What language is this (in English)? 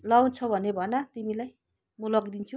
Nepali